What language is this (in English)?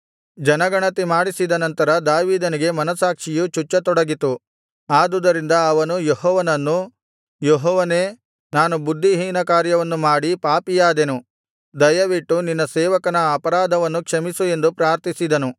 Kannada